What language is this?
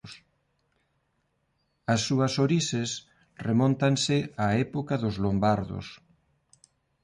Galician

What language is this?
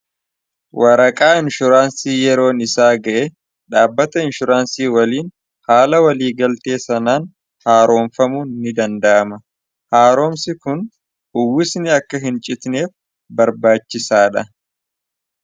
Oromo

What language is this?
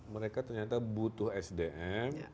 Indonesian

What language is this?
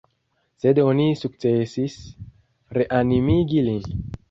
Esperanto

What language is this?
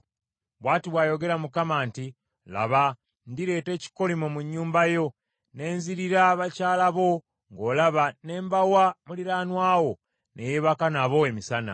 Ganda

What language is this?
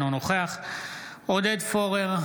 Hebrew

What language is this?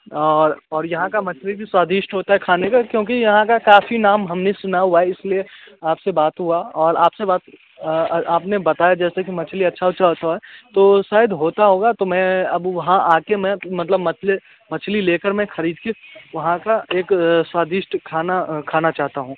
Hindi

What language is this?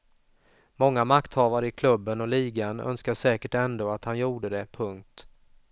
Swedish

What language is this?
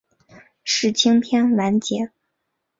Chinese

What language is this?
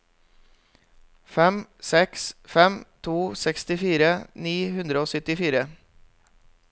Norwegian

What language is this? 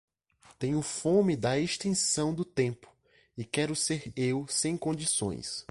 Portuguese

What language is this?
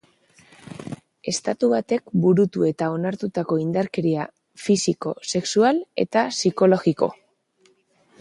Basque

